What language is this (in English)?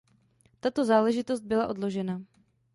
Czech